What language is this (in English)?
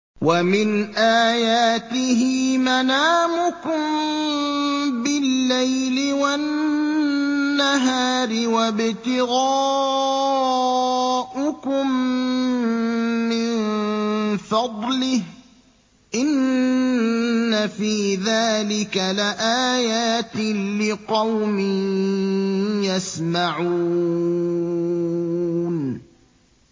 Arabic